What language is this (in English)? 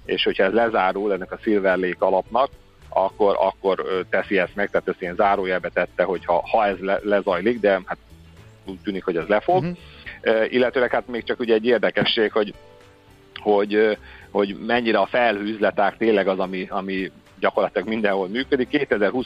Hungarian